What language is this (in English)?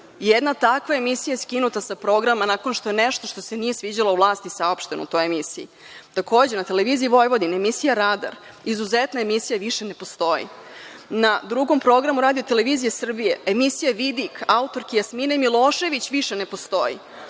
Serbian